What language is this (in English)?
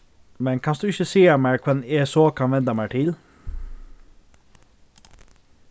Faroese